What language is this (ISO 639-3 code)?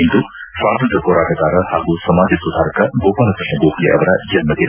kan